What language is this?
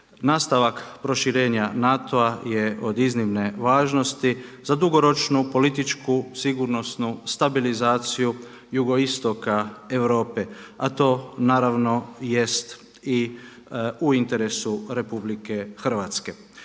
Croatian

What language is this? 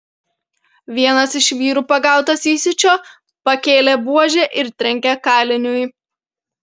Lithuanian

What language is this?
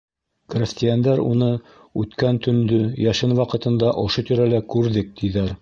Bashkir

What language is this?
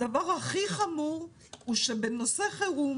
Hebrew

